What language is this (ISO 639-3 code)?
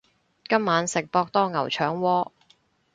yue